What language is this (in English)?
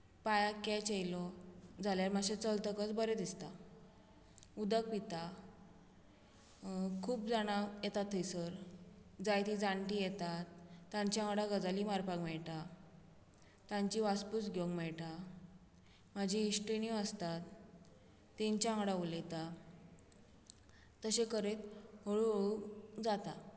Konkani